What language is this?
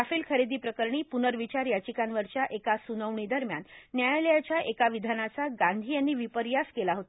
Marathi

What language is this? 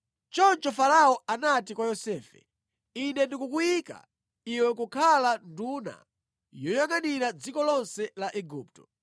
Nyanja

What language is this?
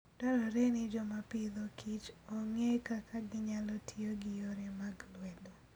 Luo (Kenya and Tanzania)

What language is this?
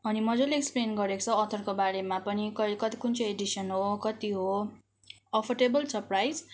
Nepali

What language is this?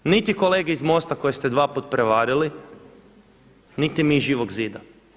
Croatian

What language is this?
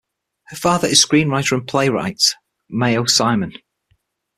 English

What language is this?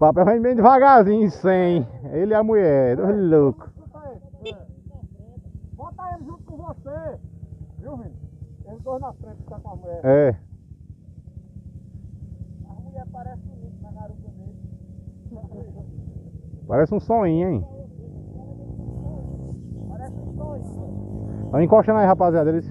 Portuguese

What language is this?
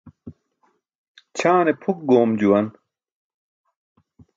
Burushaski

